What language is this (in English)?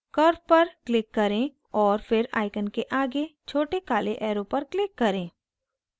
Hindi